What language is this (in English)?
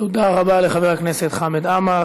Hebrew